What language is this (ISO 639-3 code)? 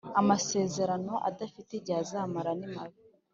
kin